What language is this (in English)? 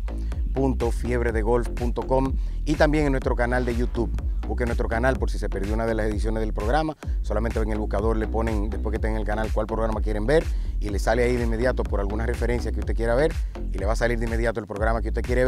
Spanish